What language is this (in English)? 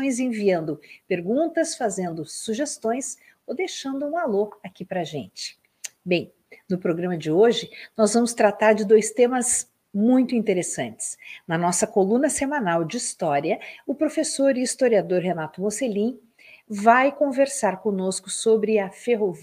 Portuguese